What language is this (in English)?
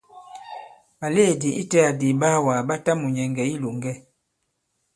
Bankon